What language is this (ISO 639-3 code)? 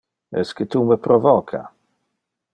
ina